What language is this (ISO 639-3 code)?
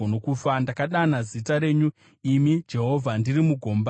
sna